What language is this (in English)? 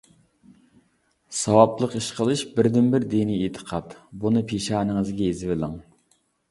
Uyghur